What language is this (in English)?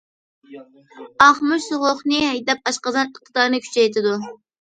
Uyghur